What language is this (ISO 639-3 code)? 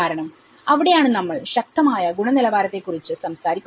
mal